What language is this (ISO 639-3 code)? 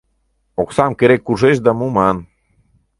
chm